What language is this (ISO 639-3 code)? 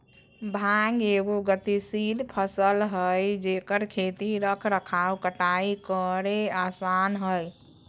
mag